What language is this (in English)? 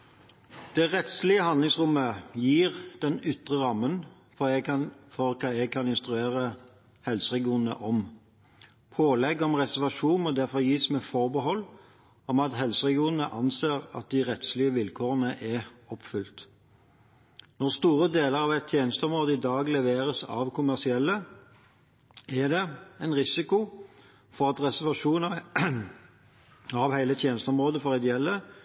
Norwegian Bokmål